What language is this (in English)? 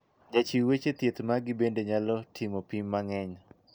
Luo (Kenya and Tanzania)